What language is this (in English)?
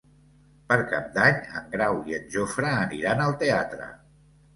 Catalan